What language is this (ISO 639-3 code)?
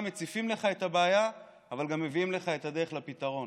heb